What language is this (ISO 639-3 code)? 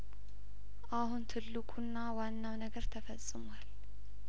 amh